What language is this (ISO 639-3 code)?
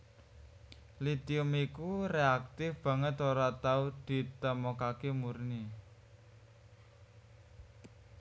jav